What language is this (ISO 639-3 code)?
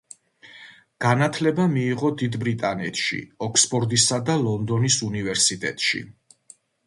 kat